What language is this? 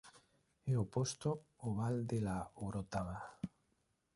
Galician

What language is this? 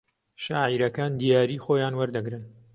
Central Kurdish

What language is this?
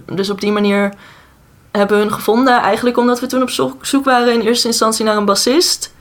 Dutch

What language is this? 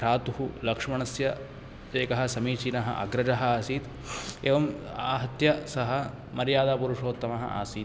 Sanskrit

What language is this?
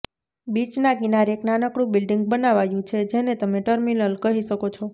Gujarati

